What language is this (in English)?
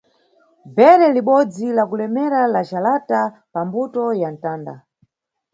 Nyungwe